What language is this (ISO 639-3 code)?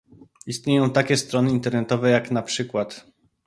pol